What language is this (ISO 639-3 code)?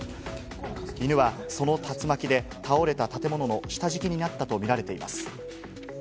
jpn